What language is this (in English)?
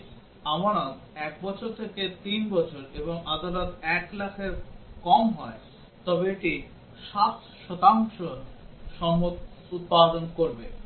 Bangla